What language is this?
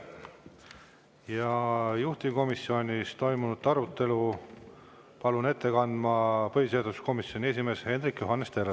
Estonian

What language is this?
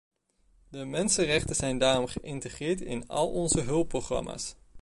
Dutch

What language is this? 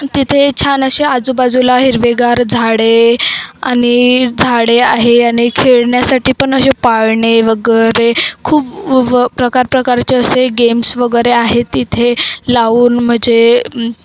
Marathi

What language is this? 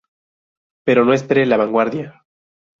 Spanish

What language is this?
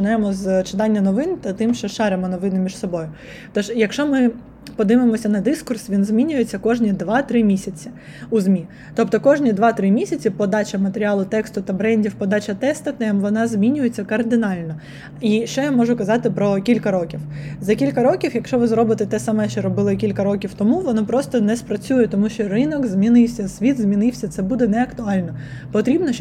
Ukrainian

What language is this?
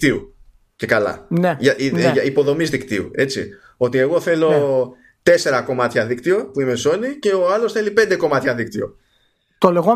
Greek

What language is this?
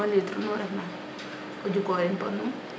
Serer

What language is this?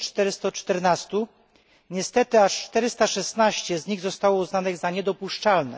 Polish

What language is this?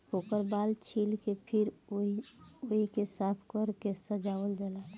Bhojpuri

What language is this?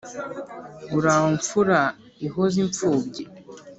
Kinyarwanda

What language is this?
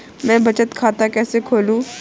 Hindi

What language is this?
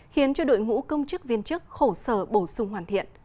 Vietnamese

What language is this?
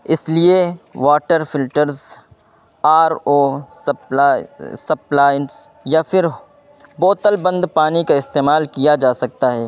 Urdu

